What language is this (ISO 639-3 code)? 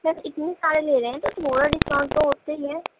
urd